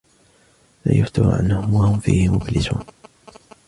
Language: Arabic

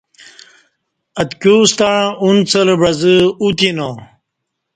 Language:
Kati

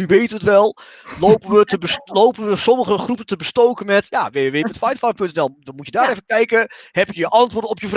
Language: Dutch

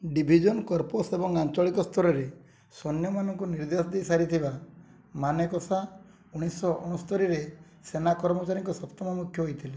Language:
Odia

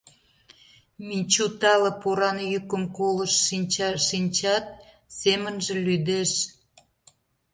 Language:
Mari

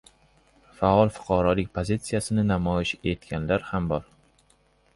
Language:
Uzbek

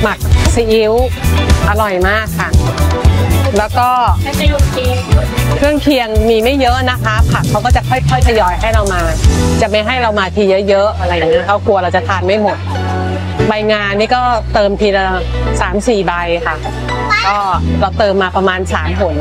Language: Thai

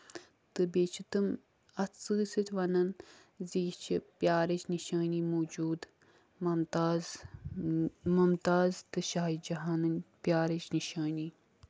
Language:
Kashmiri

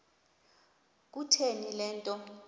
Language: Xhosa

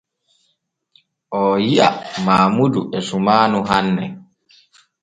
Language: Borgu Fulfulde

